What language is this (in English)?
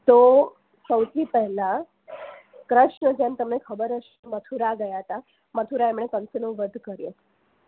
Gujarati